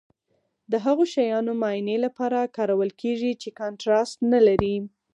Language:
Pashto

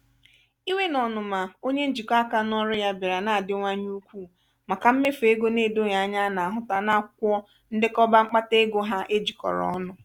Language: Igbo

